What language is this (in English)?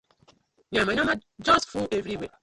Nigerian Pidgin